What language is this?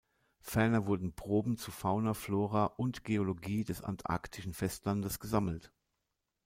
German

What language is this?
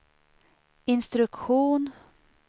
Swedish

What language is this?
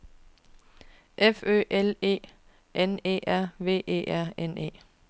Danish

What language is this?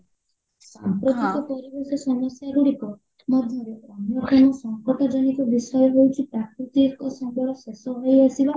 Odia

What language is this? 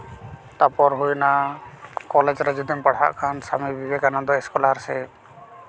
Santali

